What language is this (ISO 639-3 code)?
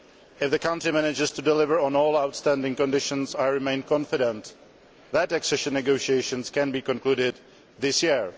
eng